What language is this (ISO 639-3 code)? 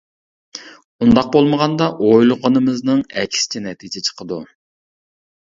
uig